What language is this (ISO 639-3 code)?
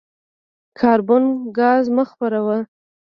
pus